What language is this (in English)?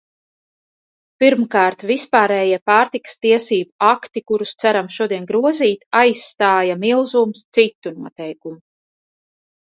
Latvian